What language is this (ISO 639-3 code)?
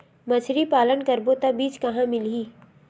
hne